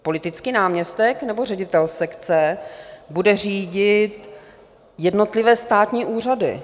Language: Czech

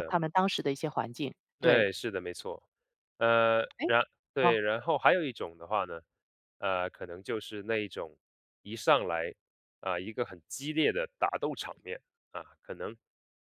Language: Chinese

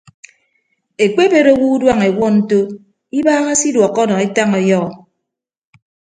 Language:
Ibibio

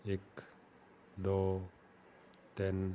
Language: Punjabi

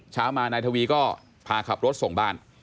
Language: Thai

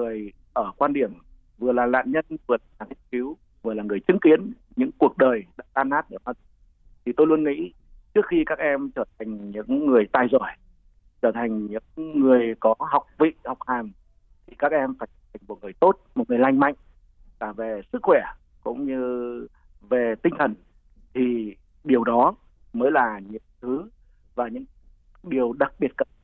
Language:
Vietnamese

